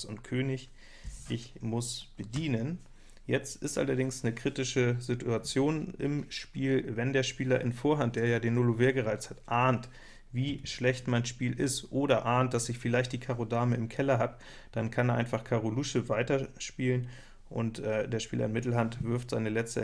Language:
German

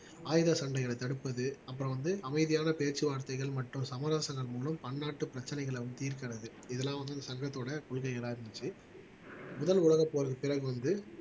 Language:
Tamil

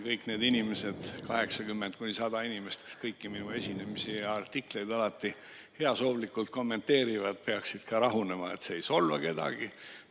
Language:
Estonian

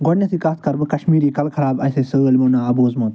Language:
Kashmiri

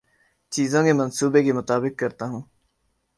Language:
Urdu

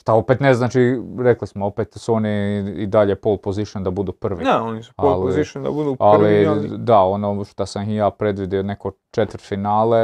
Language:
Croatian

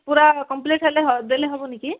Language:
Odia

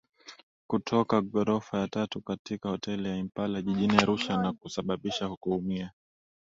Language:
Swahili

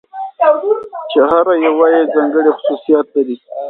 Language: Pashto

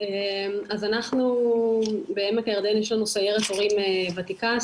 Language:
Hebrew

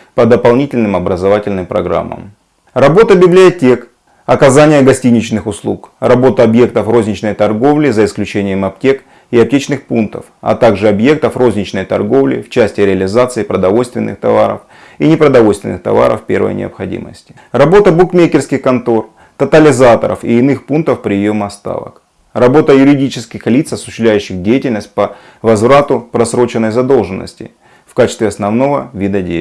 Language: Russian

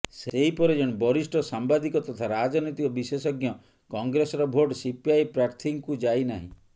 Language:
Odia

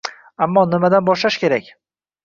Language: Uzbek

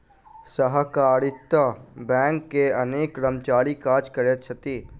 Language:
Maithili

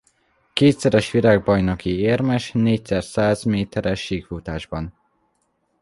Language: Hungarian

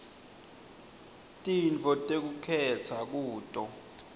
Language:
Swati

